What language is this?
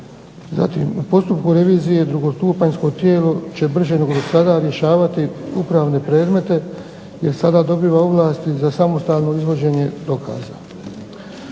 Croatian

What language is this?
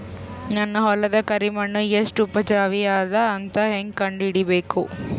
Kannada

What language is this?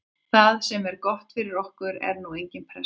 Icelandic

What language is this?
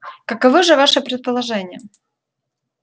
Russian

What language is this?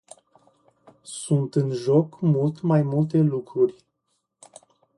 Romanian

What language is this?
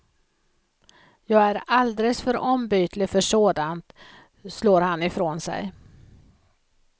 Swedish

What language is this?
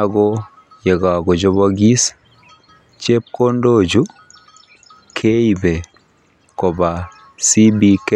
Kalenjin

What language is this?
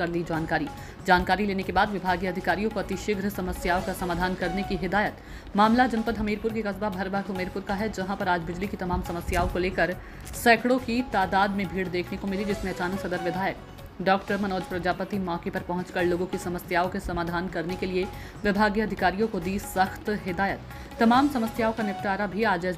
Hindi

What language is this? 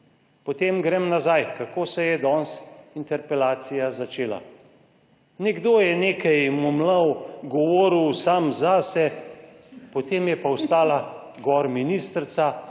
Slovenian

